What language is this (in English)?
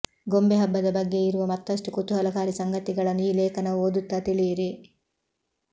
Kannada